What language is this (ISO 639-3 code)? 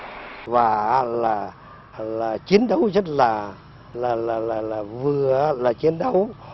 vie